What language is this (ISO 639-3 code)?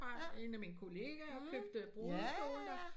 dan